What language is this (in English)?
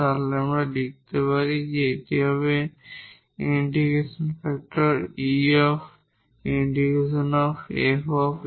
Bangla